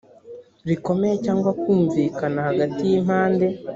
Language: Kinyarwanda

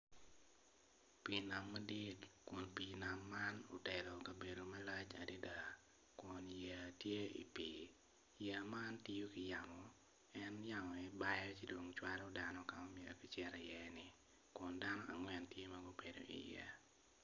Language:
Acoli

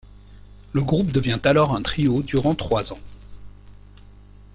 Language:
French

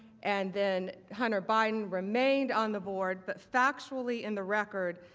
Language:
English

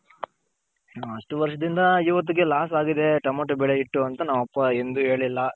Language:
Kannada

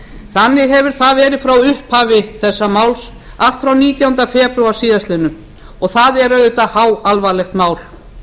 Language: Icelandic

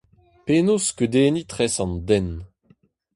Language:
Breton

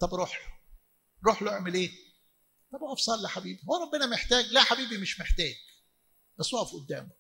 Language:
Arabic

